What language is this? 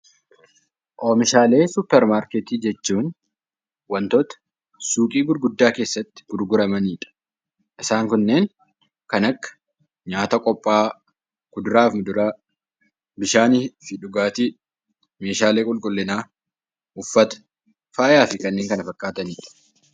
Oromo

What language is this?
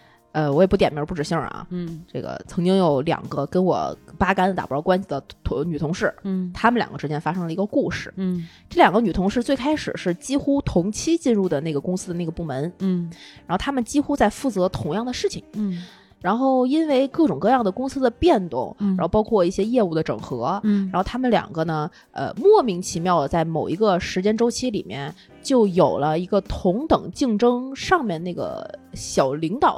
Chinese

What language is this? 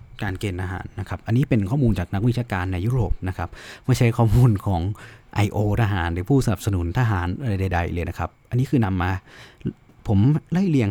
Thai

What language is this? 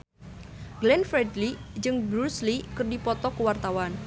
Sundanese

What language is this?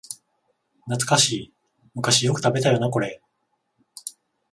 Japanese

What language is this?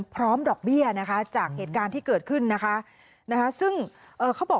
Thai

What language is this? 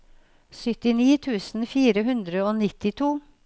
Norwegian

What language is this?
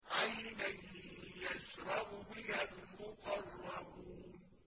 Arabic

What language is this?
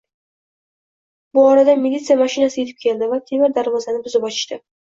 Uzbek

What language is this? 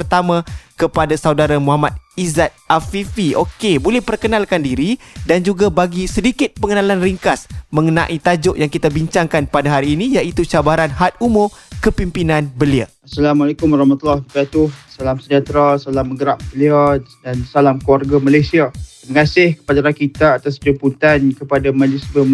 Malay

